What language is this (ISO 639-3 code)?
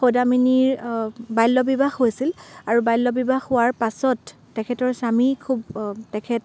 asm